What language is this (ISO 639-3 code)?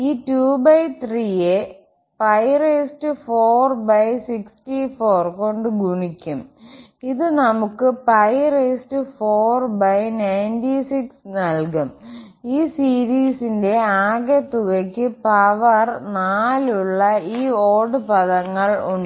mal